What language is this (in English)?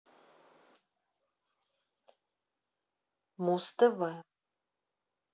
Russian